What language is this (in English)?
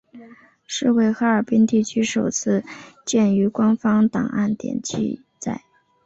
Chinese